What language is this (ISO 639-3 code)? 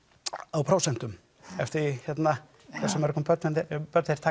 isl